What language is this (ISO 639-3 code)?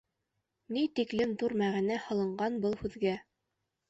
bak